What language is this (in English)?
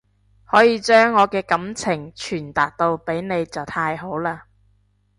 Cantonese